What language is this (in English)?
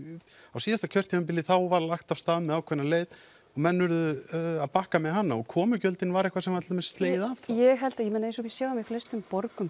Icelandic